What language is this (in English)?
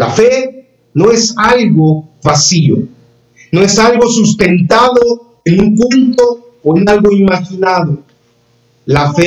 Spanish